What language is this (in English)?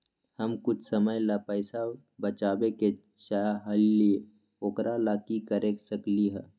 Magahi